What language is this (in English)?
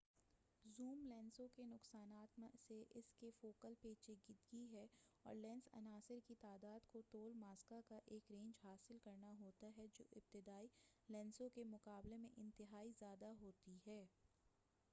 Urdu